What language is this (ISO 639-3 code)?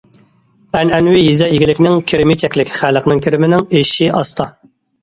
uig